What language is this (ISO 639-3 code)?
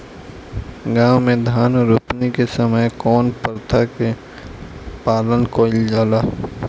bho